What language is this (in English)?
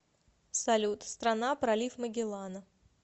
Russian